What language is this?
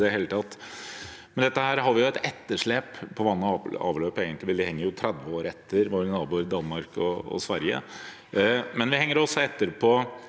Norwegian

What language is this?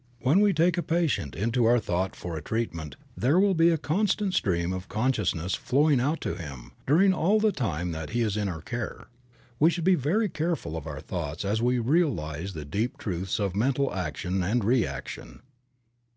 English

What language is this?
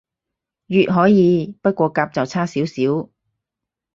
Cantonese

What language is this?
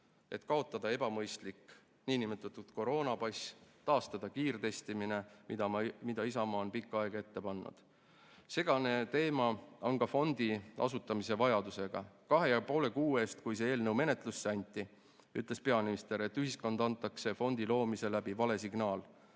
Estonian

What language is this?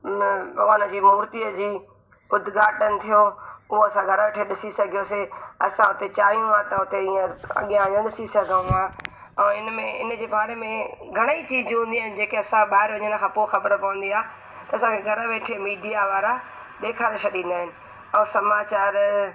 Sindhi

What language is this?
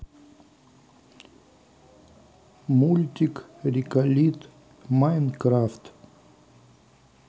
Russian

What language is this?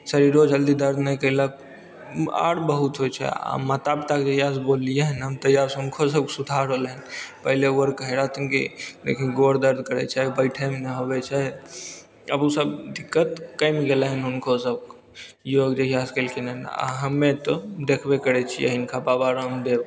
Maithili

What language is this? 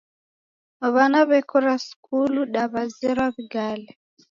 Taita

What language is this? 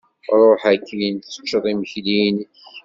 Kabyle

